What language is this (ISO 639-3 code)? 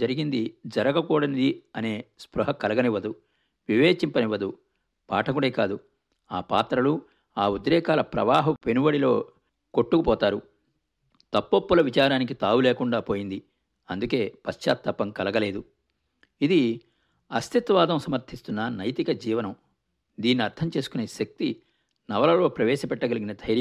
tel